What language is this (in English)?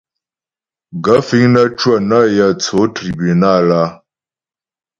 Ghomala